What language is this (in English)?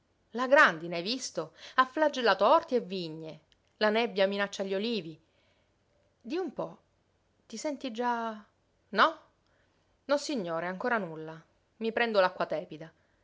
Italian